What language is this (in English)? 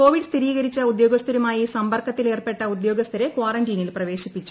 Malayalam